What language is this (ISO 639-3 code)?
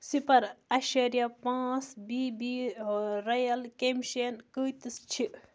kas